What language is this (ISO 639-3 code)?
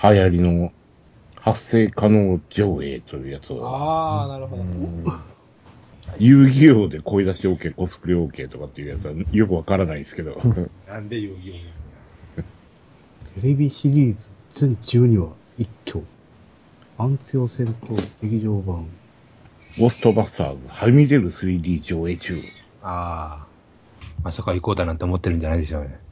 jpn